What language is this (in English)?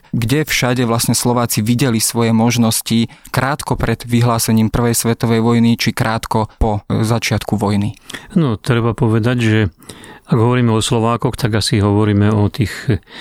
Slovak